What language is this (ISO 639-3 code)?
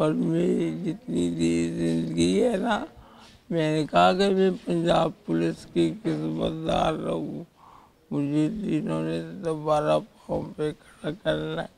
hin